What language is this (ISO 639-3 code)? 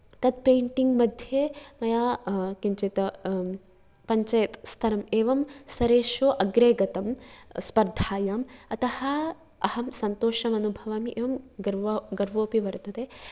san